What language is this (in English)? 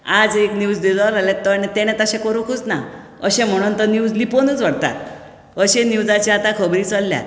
Konkani